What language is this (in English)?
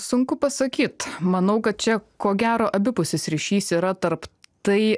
Lithuanian